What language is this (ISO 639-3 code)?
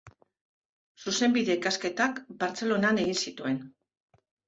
eus